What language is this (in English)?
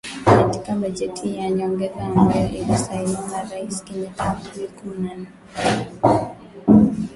Swahili